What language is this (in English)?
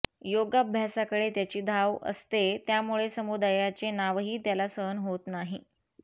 Marathi